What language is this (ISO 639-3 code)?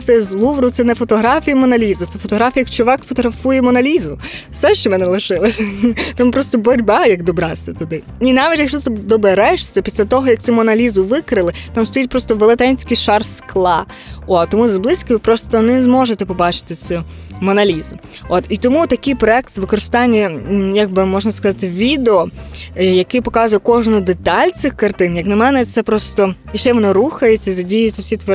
ukr